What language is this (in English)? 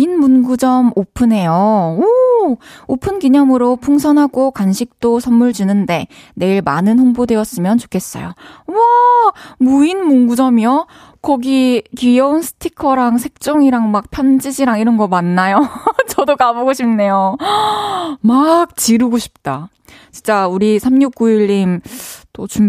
Korean